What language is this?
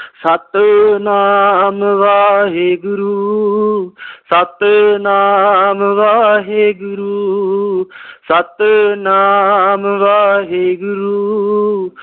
Punjabi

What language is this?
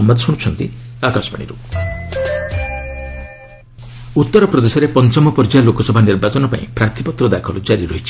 Odia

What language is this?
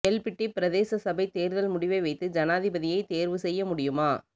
Tamil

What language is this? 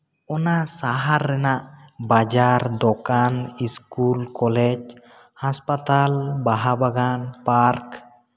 Santali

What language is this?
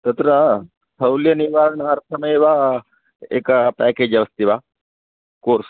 Sanskrit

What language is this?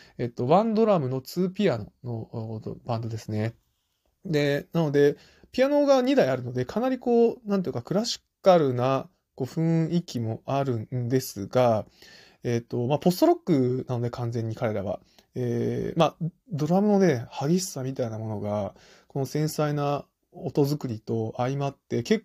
Japanese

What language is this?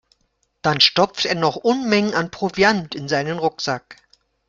German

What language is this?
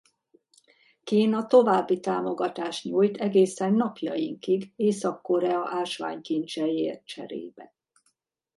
Hungarian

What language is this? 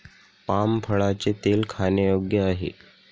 Marathi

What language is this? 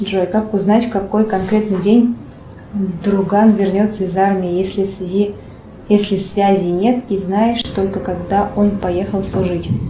Russian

